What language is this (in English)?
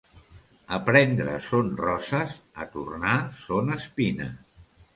Catalan